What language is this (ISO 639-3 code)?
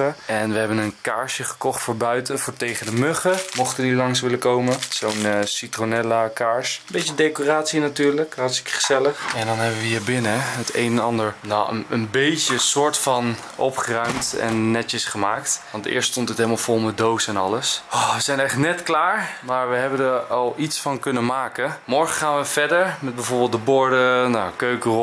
nld